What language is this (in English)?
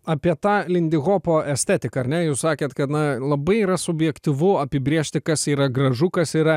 Lithuanian